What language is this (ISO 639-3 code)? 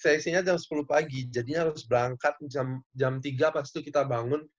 ind